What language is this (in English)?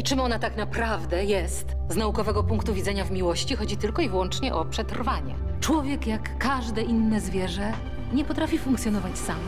Polish